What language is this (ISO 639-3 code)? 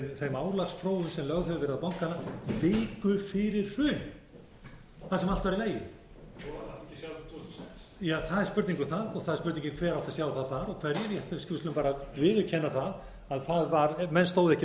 isl